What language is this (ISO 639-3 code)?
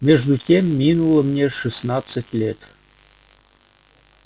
rus